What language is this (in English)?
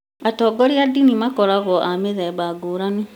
Kikuyu